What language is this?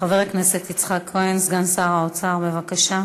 Hebrew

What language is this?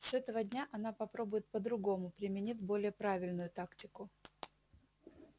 Russian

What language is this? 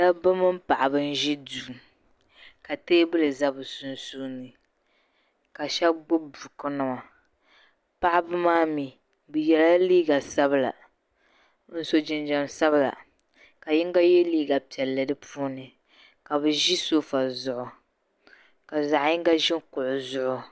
Dagbani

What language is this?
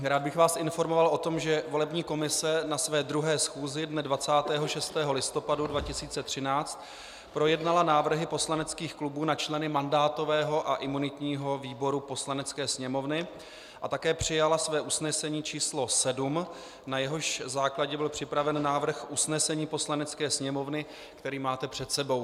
Czech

